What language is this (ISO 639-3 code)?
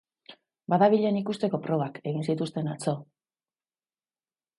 eus